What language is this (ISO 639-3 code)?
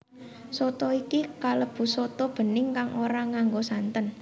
jav